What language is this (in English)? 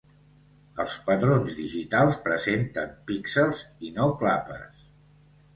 Catalan